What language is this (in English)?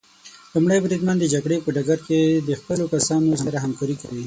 Pashto